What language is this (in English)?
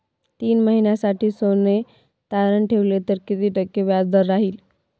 Marathi